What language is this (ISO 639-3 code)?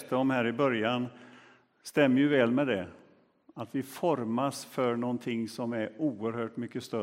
swe